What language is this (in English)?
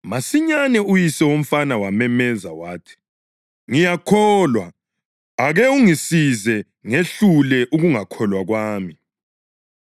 North Ndebele